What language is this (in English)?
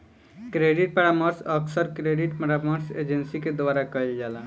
Bhojpuri